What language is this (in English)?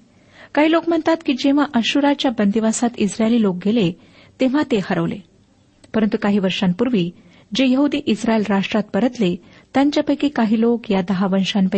Marathi